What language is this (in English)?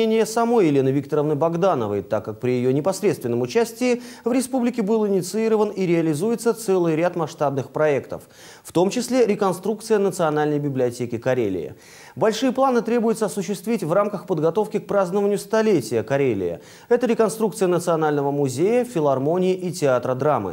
Russian